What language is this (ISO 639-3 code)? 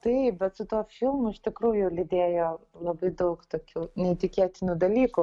lit